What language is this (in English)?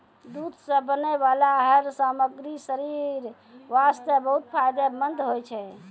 Maithili